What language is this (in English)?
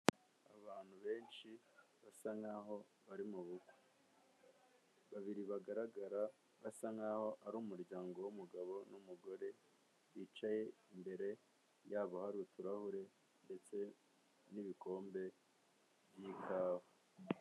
Kinyarwanda